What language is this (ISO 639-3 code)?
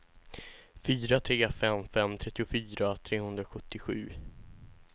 swe